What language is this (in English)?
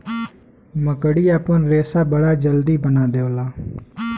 Bhojpuri